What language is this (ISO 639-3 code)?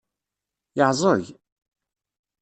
kab